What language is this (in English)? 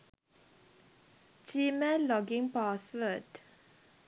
Sinhala